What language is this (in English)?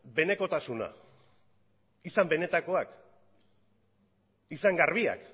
Basque